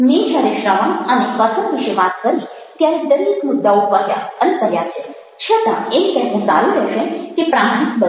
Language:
Gujarati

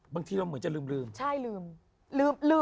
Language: Thai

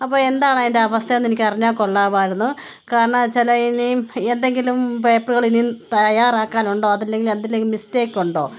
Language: Malayalam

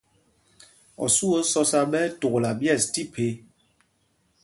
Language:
Mpumpong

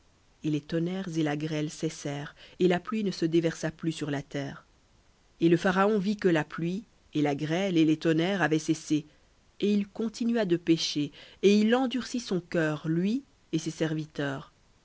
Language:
French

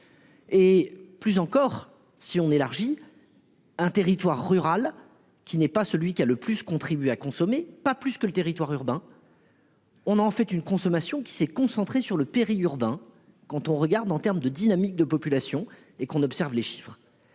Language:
French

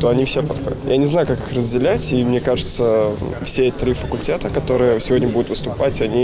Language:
Russian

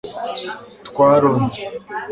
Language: Kinyarwanda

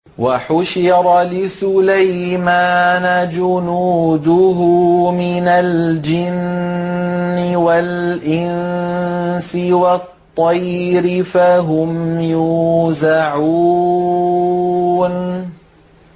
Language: Arabic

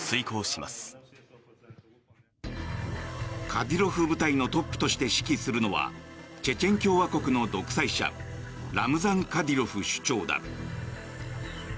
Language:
Japanese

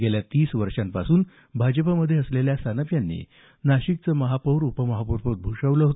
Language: Marathi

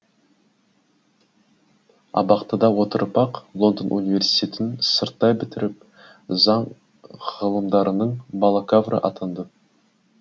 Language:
Kazakh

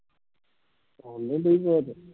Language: Punjabi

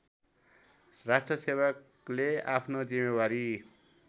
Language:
Nepali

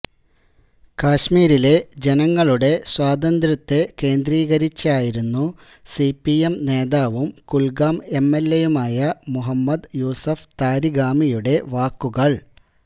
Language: Malayalam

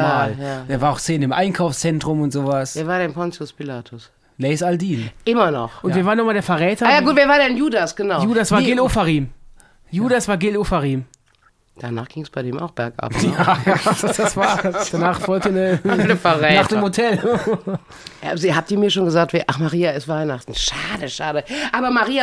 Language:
German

